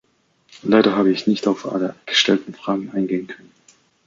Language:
German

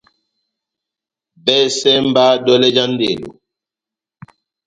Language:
Batanga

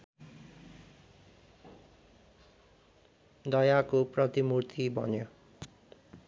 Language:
Nepali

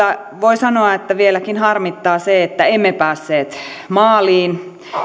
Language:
Finnish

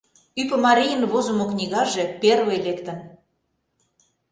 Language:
Mari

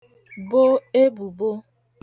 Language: Igbo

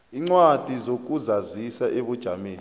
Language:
South Ndebele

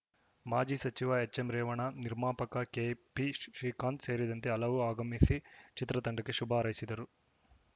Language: Kannada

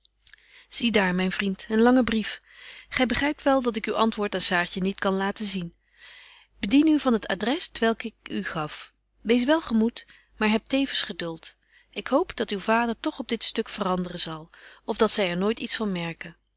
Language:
Dutch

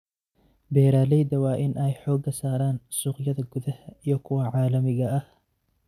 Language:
Somali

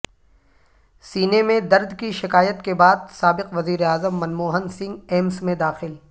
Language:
Urdu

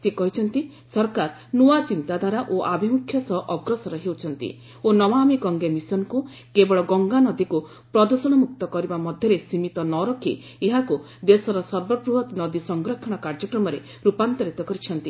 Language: Odia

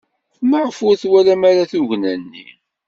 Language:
Kabyle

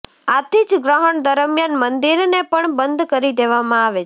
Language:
Gujarati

